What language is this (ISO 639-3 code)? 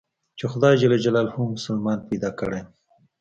pus